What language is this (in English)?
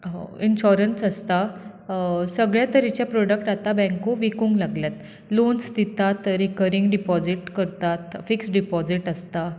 Konkani